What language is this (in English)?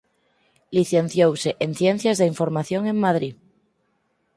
Galician